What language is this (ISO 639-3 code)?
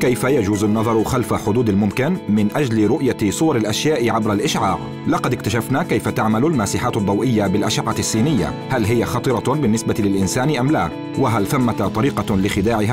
ara